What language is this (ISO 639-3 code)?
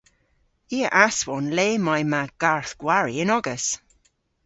cor